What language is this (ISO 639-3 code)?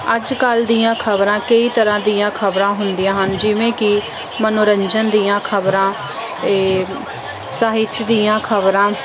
pan